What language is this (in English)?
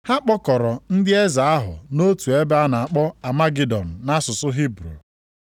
Igbo